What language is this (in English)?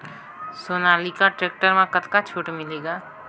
Chhattisgarhi